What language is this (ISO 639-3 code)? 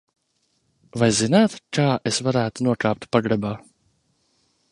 lav